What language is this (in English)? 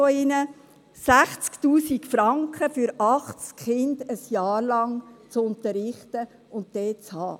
Swiss German